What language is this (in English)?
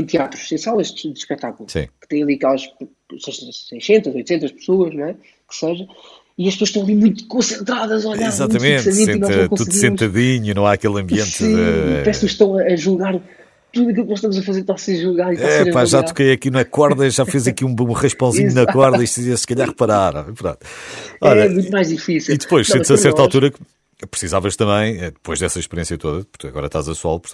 Portuguese